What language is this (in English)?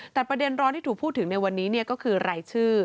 Thai